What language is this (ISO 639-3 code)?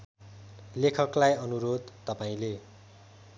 nep